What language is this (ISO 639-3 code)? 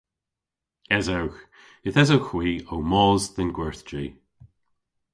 cor